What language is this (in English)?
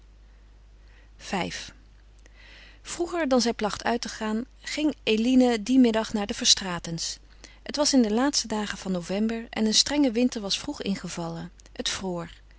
Dutch